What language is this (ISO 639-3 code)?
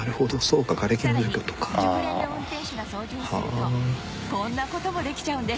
jpn